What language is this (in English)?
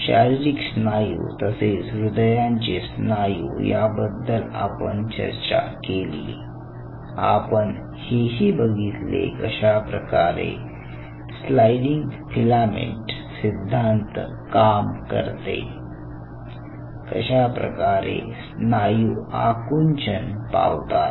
Marathi